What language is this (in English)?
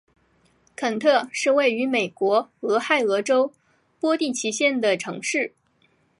Chinese